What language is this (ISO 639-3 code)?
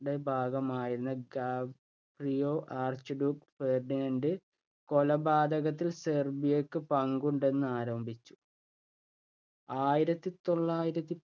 mal